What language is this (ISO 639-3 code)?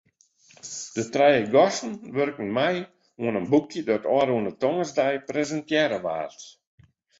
fry